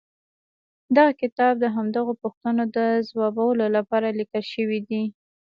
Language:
Pashto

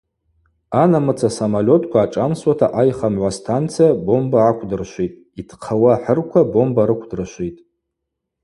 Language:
Abaza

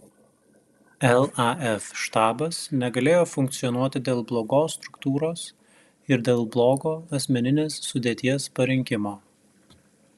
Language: Lithuanian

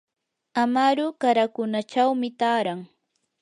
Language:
Yanahuanca Pasco Quechua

